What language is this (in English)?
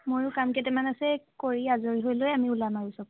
Assamese